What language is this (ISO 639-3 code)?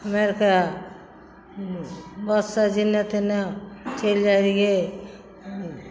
mai